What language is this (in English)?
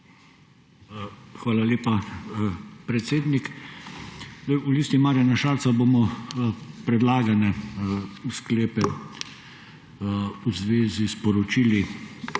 Slovenian